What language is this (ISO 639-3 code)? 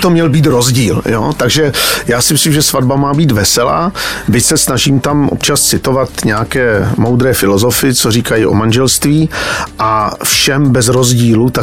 ces